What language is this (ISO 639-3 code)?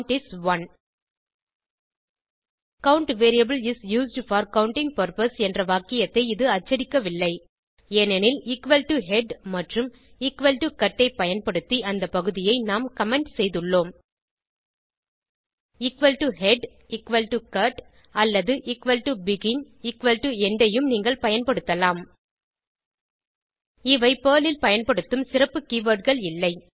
tam